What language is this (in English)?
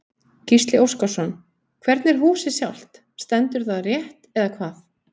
Icelandic